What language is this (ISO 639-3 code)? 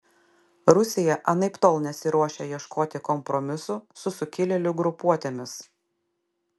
lit